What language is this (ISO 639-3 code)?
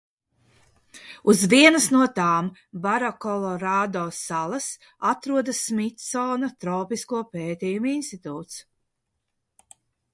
lav